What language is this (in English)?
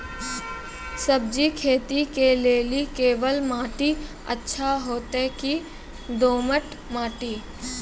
Maithili